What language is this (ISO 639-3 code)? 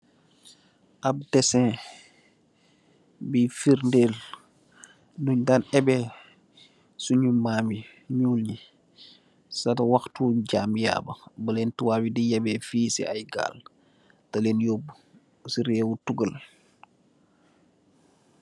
wol